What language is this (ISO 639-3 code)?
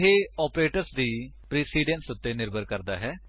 pan